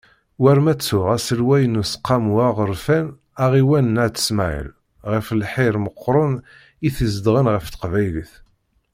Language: Kabyle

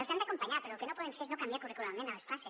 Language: Catalan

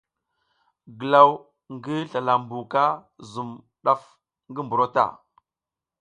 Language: South Giziga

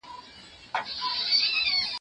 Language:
Pashto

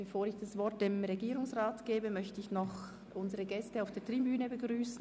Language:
Swiss German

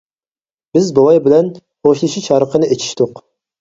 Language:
Uyghur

